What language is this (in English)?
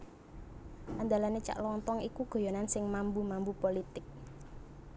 Javanese